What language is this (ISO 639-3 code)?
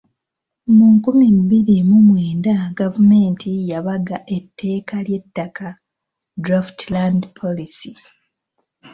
lug